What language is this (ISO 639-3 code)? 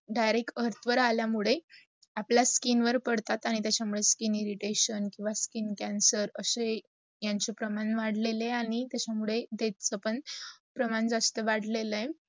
mar